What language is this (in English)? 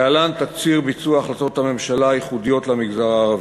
Hebrew